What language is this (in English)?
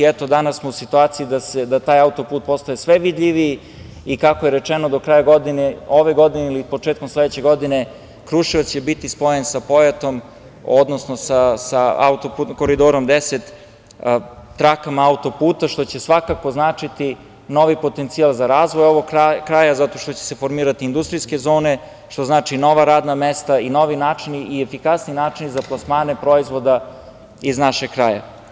Serbian